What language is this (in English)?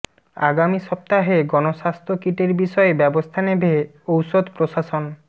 Bangla